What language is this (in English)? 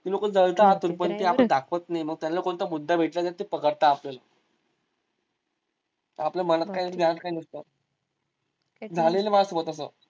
Marathi